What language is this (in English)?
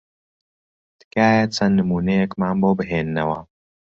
Central Kurdish